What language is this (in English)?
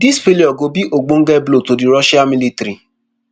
Nigerian Pidgin